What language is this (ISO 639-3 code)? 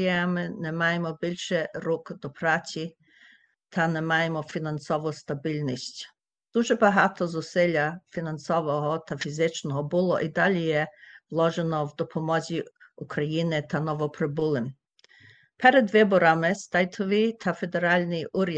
ukr